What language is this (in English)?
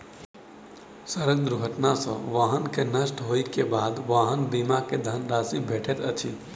Maithili